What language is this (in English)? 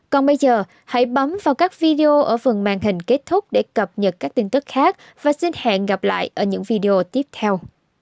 Vietnamese